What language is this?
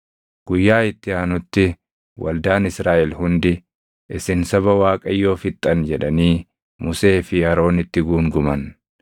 Oromo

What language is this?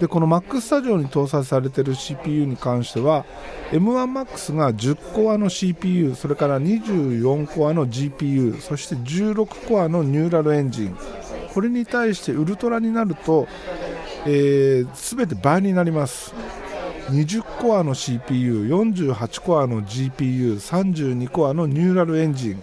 Japanese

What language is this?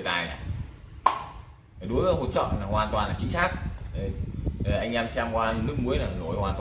Vietnamese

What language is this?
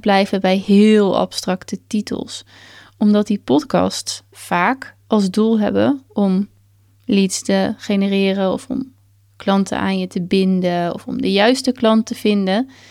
Dutch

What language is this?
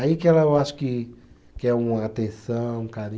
Portuguese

